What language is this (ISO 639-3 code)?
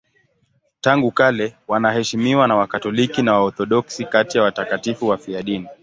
swa